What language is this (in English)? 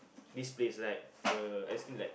English